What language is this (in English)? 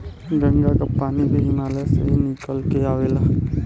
Bhojpuri